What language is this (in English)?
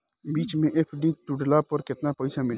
Bhojpuri